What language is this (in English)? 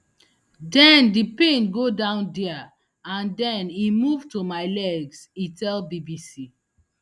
Nigerian Pidgin